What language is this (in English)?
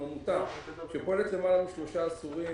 Hebrew